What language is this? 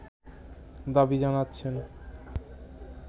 Bangla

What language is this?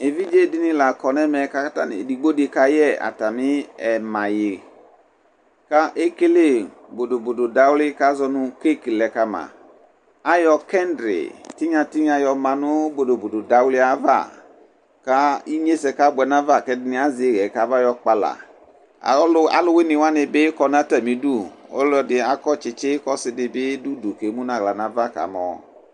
Ikposo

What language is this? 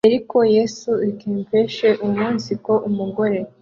Kinyarwanda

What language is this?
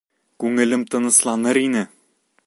Bashkir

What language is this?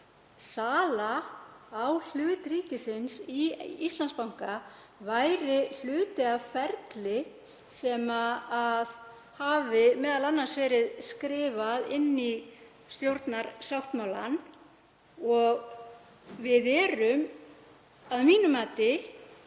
Icelandic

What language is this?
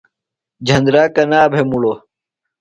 Phalura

